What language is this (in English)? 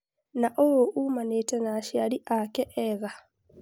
Kikuyu